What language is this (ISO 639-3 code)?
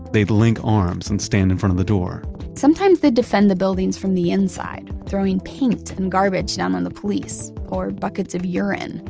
eng